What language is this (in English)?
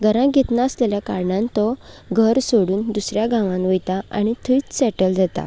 Konkani